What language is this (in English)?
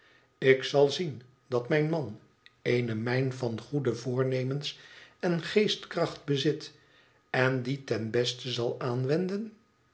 Dutch